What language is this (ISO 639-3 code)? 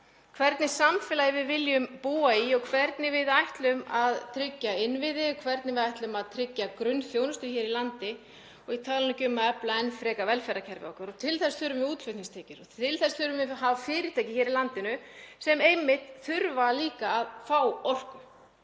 isl